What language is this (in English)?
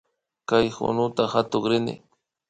Imbabura Highland Quichua